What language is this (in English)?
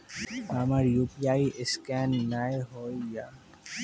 Maithili